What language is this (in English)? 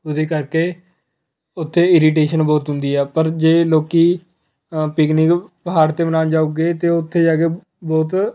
Punjabi